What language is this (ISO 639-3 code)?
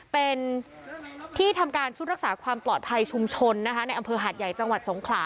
tha